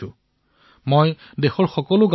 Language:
Assamese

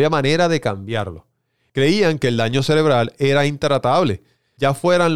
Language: Spanish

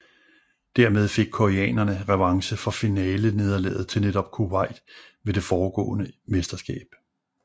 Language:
Danish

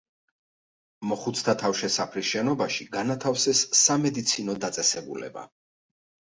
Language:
Georgian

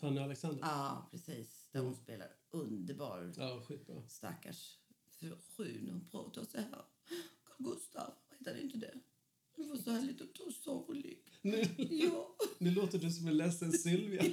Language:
Swedish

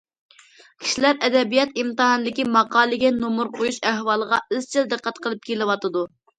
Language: Uyghur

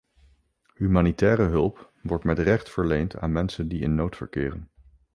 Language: Dutch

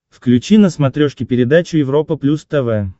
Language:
Russian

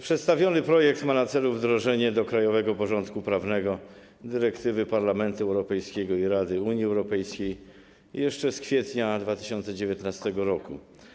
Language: Polish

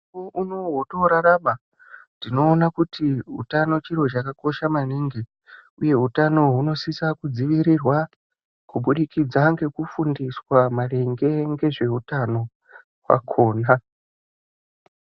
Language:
Ndau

